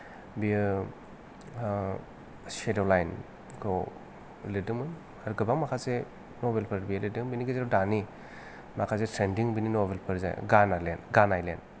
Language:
Bodo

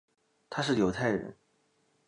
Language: Chinese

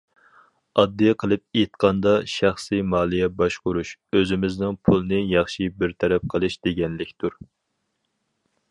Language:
Uyghur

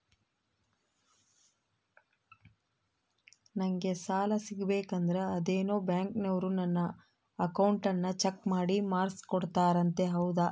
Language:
Kannada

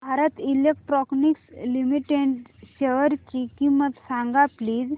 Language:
Marathi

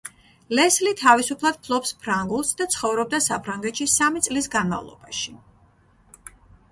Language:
Georgian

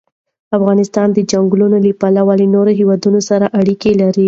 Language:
Pashto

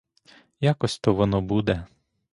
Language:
Ukrainian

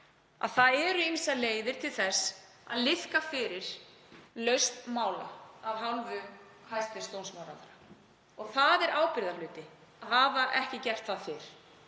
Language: Icelandic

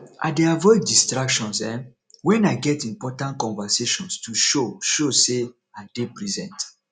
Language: Nigerian Pidgin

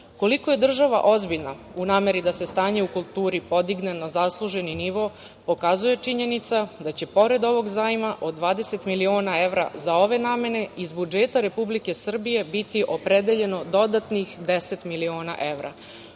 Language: Serbian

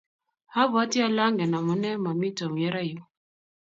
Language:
Kalenjin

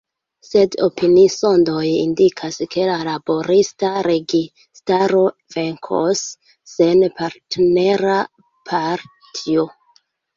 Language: Esperanto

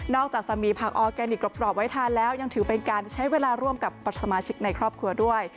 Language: Thai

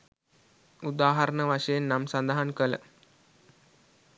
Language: Sinhala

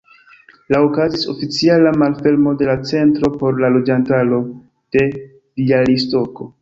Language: Esperanto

